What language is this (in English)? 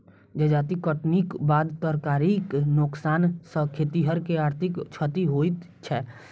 Maithili